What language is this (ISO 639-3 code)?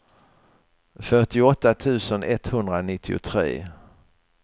swe